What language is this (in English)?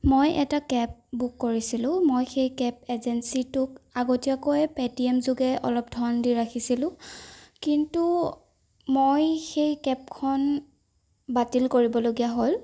Assamese